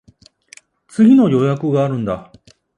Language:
Japanese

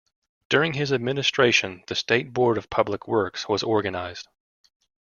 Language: English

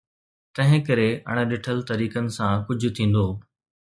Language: Sindhi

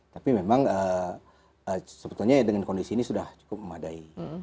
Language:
Indonesian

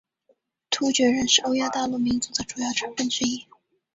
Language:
Chinese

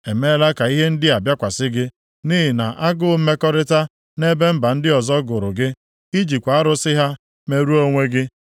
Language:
Igbo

